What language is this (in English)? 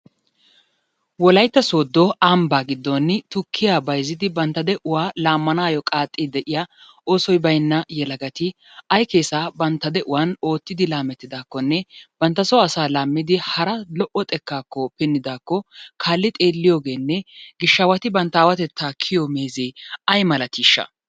Wolaytta